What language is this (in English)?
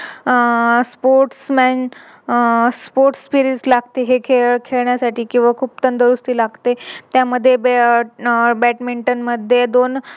Marathi